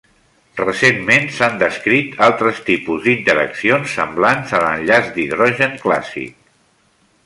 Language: Catalan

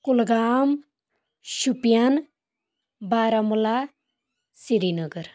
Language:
Kashmiri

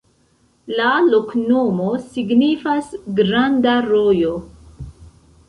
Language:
Esperanto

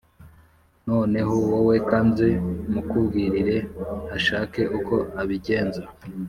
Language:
Kinyarwanda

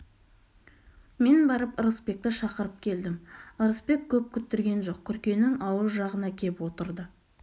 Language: Kazakh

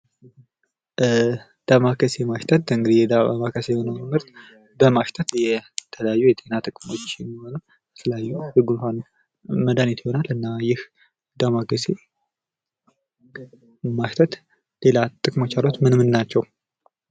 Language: Amharic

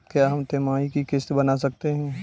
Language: Hindi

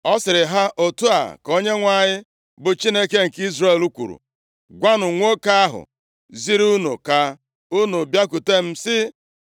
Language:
Igbo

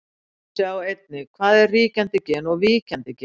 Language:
Icelandic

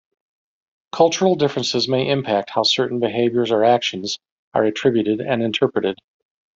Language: English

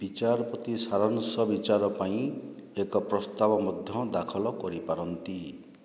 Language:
Odia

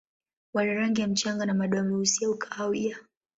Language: Swahili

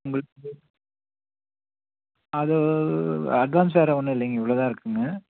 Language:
Tamil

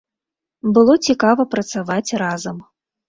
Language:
Belarusian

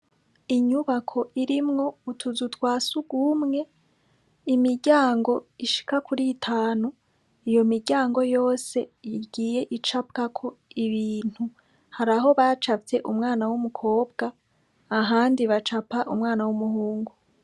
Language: Rundi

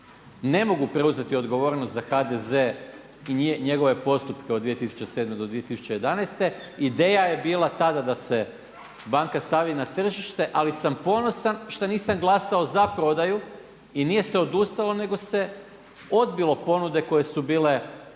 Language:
Croatian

